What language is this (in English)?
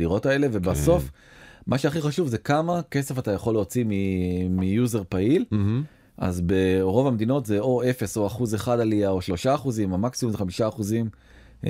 Hebrew